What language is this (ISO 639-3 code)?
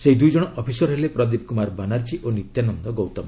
ori